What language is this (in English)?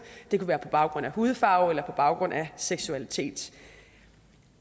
Danish